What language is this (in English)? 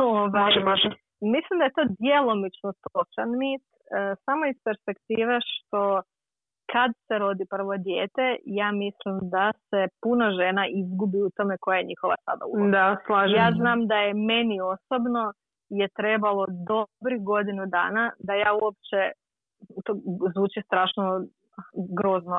Croatian